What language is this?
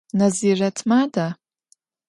Adyghe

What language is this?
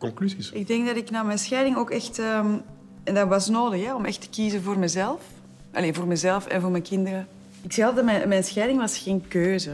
Dutch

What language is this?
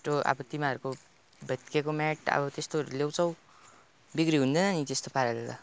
Nepali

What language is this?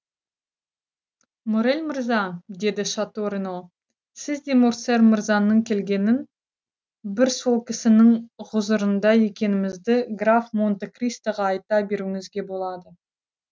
Kazakh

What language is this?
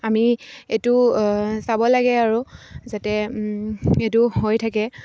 Assamese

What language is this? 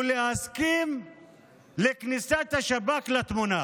Hebrew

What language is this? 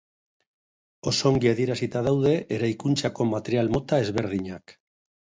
Basque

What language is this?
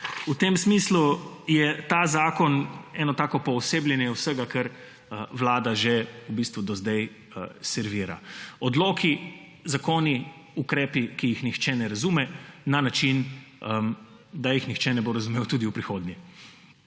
Slovenian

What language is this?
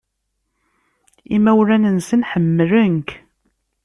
Kabyle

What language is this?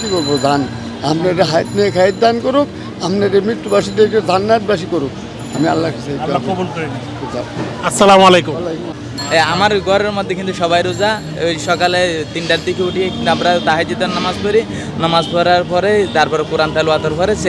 Turkish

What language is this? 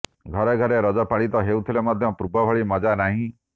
Odia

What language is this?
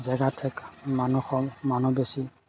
Assamese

